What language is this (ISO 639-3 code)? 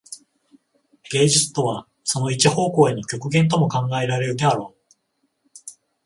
jpn